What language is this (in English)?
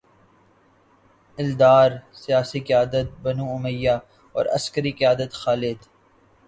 Urdu